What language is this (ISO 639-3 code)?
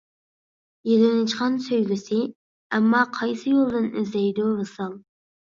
uig